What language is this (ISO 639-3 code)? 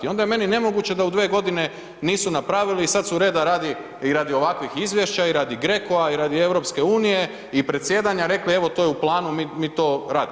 hrv